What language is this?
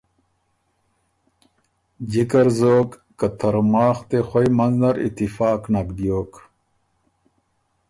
Ormuri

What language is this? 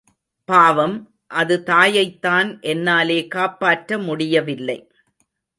Tamil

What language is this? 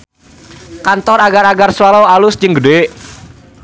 Sundanese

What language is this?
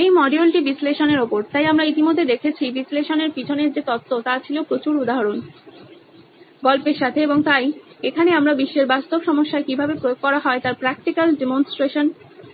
Bangla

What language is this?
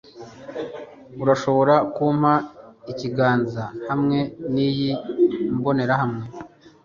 Kinyarwanda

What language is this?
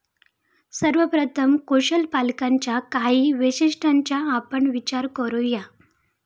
Marathi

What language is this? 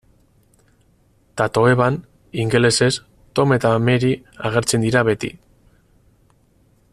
Basque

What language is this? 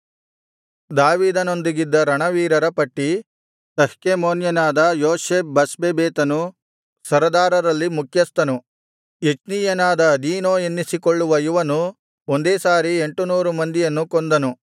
Kannada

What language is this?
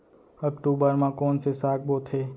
Chhattisgarhi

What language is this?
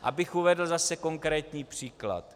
Czech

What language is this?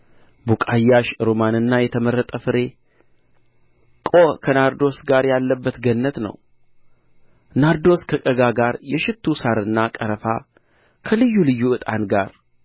Amharic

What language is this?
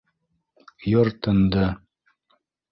Bashkir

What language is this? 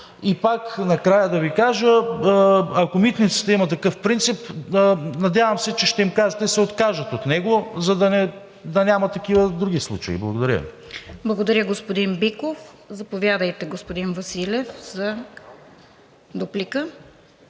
Bulgarian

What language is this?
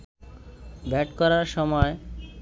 Bangla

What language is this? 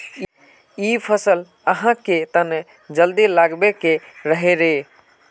Magahi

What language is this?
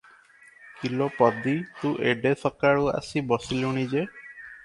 Odia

